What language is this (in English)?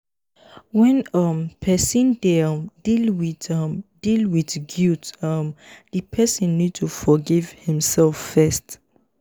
Nigerian Pidgin